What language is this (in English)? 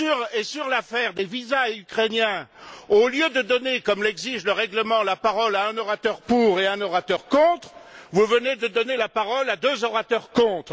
French